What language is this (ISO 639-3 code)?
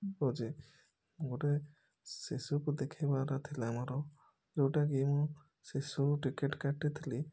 ori